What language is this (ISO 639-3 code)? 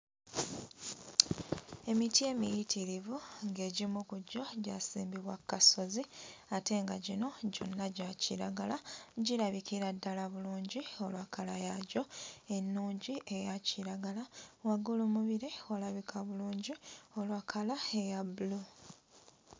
lug